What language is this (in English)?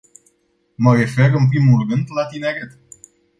Romanian